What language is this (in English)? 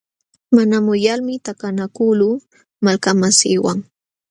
Jauja Wanca Quechua